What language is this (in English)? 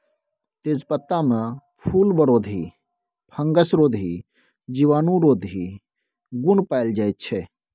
Maithili